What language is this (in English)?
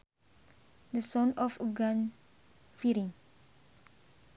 Sundanese